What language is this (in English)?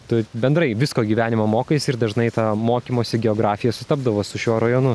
Lithuanian